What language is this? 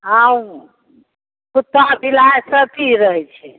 Maithili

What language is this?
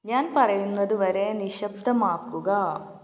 Malayalam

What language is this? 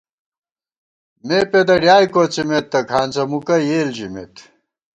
Gawar-Bati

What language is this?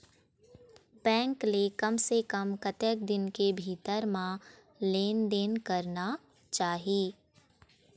Chhattisgarhi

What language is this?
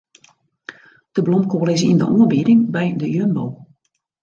Western Frisian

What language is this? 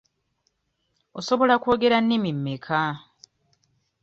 Ganda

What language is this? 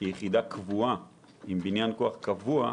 Hebrew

